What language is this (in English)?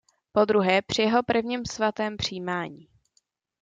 Czech